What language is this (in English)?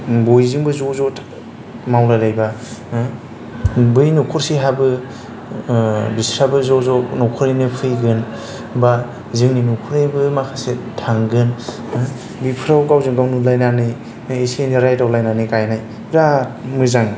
Bodo